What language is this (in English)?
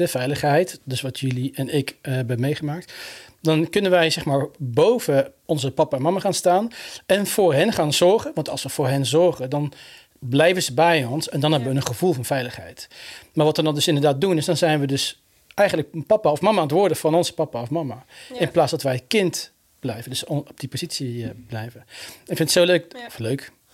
Dutch